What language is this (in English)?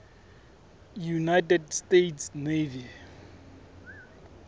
Southern Sotho